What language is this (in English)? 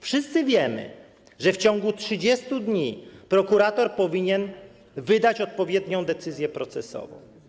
Polish